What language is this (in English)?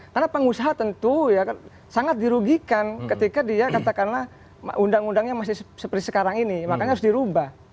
Indonesian